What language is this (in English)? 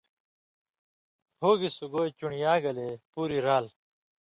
Indus Kohistani